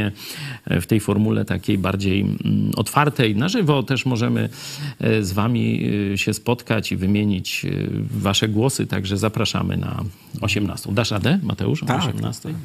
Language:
Polish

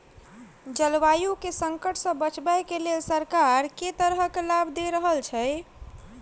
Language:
Maithili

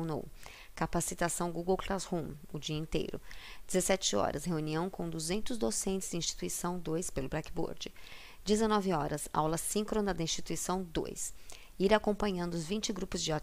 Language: Portuguese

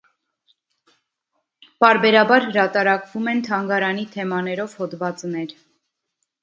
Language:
Armenian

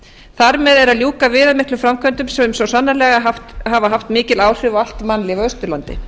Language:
Icelandic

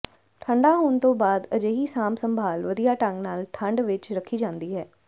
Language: Punjabi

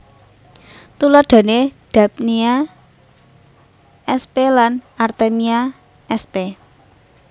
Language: Javanese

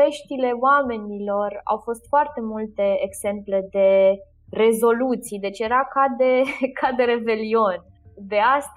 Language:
Romanian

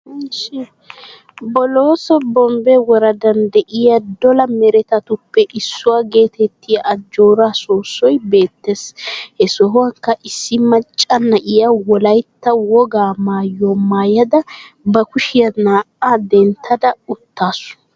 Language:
Wolaytta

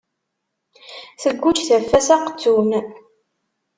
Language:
Kabyle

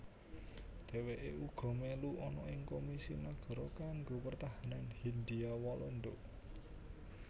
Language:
Javanese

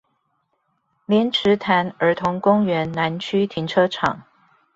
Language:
Chinese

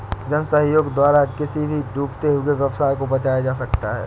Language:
Hindi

